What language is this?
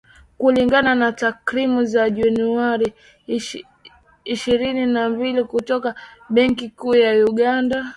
Swahili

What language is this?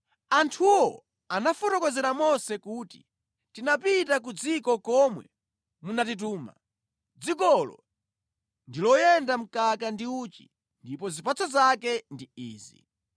Nyanja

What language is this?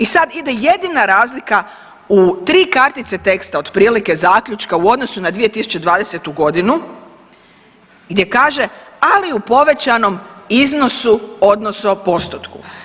Croatian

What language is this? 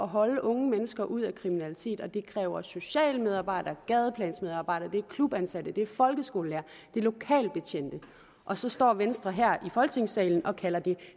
Danish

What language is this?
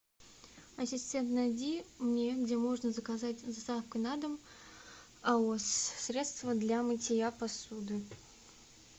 Russian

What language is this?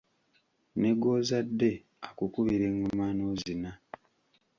Ganda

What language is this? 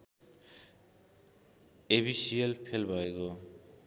Nepali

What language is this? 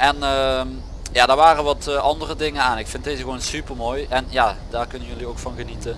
Dutch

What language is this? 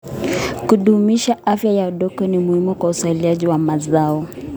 Kalenjin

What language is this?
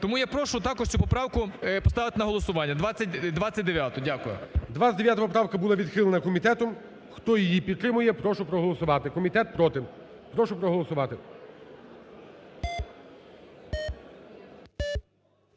Ukrainian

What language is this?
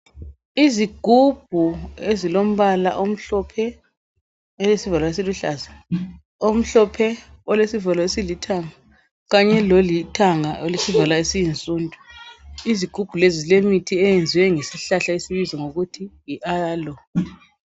North Ndebele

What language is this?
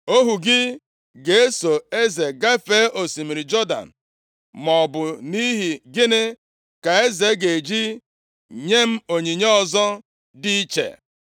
Igbo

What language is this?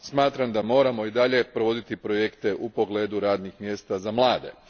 Croatian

